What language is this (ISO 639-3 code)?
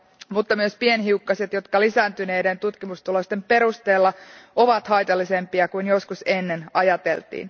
fin